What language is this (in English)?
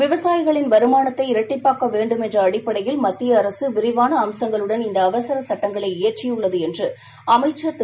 Tamil